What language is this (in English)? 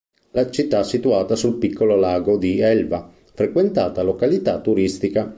Italian